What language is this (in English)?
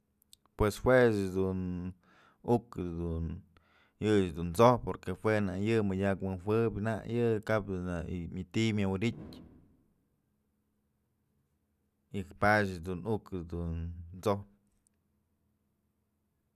Mazatlán Mixe